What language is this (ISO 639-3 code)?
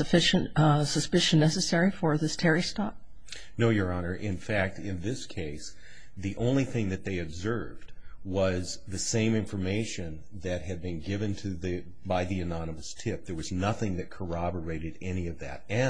eng